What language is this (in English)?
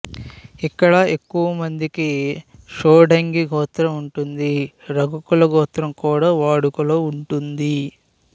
Telugu